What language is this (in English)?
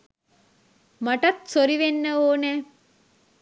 Sinhala